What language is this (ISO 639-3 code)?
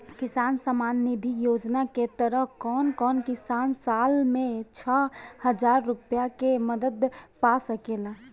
bho